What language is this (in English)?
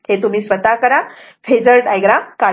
Marathi